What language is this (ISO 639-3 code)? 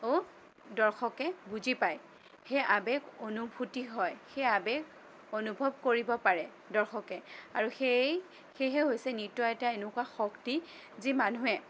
asm